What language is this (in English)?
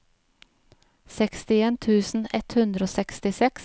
Norwegian